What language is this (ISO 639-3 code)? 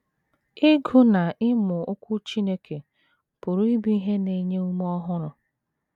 ibo